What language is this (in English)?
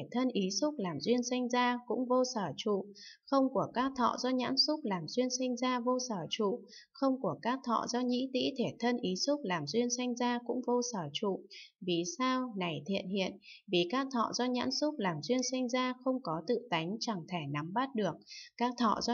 Vietnamese